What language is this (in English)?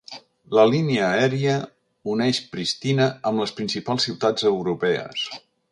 Catalan